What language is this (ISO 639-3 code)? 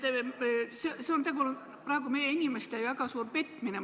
est